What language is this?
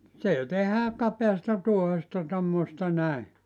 Finnish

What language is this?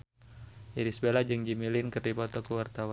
Sundanese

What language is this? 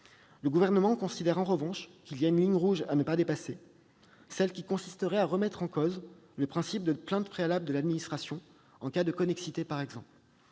French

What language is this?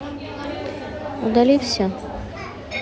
Russian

